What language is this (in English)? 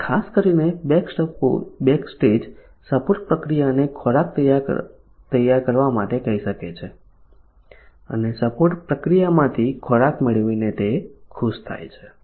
Gujarati